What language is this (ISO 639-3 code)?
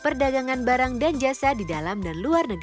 ind